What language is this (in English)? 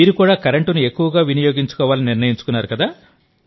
Telugu